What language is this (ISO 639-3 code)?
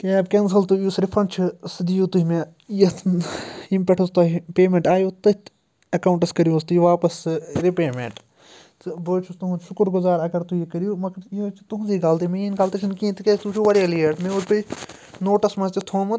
kas